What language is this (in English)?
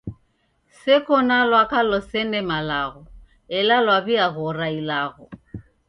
Taita